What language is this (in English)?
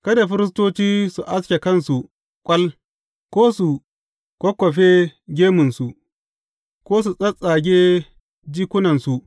Hausa